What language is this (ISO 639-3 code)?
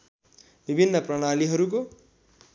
nep